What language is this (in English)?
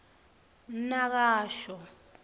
Swati